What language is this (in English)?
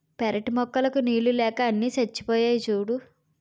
Telugu